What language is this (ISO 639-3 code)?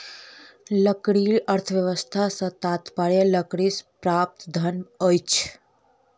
mai